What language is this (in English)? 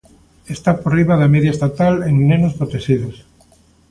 Galician